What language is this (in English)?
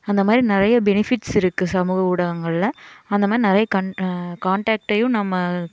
Tamil